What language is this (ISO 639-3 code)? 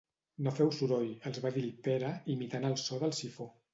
cat